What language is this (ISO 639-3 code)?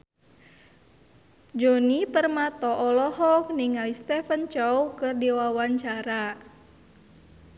sun